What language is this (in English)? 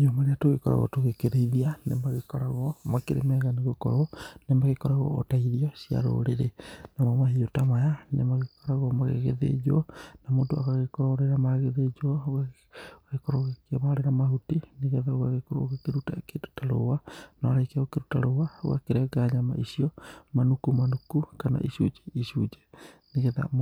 Kikuyu